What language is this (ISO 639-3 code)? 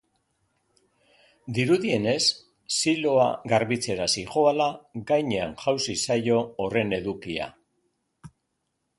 eus